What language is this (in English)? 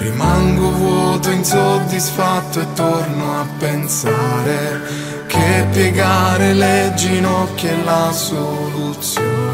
Italian